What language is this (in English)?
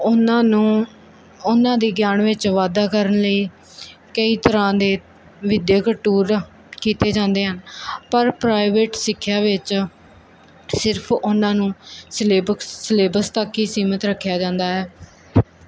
Punjabi